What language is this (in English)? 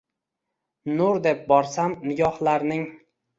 Uzbek